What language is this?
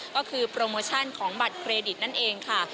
Thai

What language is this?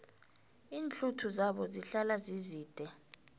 South Ndebele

